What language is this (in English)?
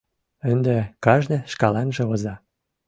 Mari